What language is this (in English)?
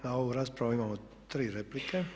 Croatian